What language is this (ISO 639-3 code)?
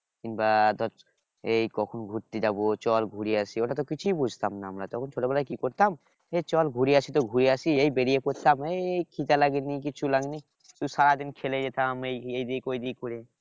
ben